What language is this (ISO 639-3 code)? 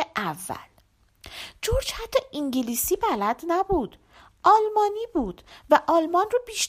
fas